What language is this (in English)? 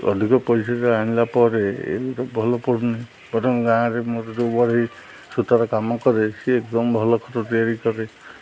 Odia